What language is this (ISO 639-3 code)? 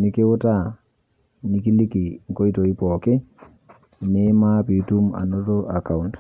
mas